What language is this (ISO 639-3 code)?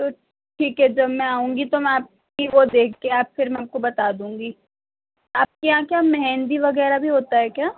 urd